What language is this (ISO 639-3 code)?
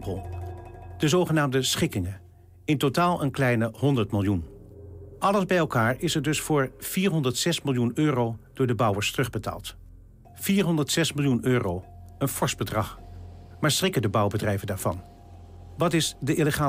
nld